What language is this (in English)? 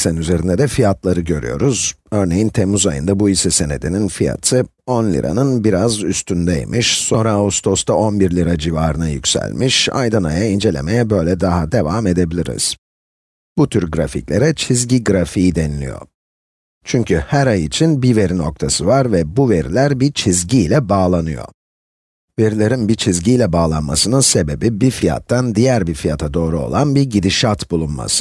Turkish